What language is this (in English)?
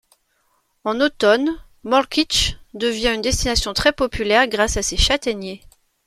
French